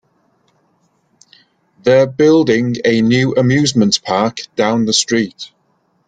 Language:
English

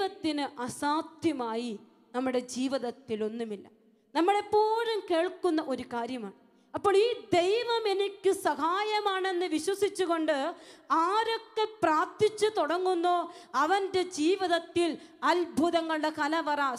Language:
Malayalam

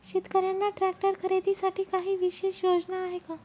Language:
Marathi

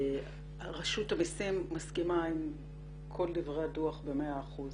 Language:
Hebrew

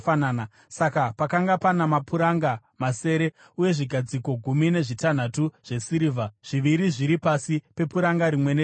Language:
Shona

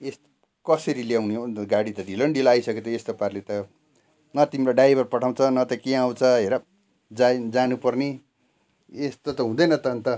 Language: Nepali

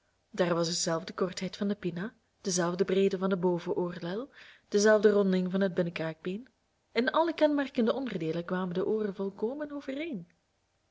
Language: Dutch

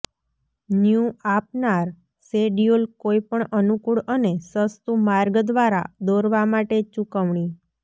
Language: Gujarati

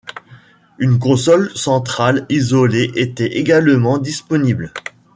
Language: French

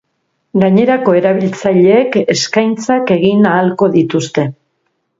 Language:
Basque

